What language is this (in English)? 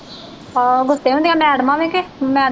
Punjabi